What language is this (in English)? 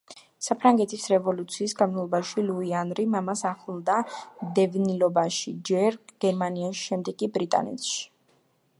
Georgian